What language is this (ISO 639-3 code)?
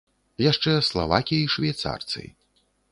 bel